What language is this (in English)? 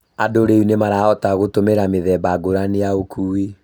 Kikuyu